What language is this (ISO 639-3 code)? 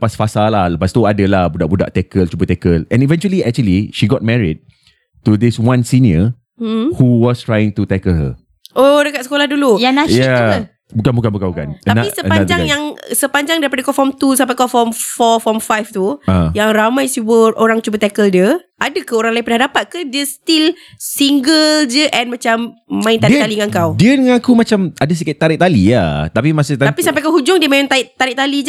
msa